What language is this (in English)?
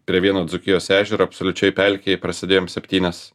Lithuanian